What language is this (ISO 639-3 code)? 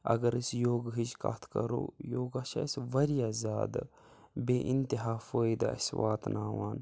kas